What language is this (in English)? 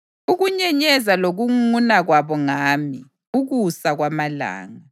North Ndebele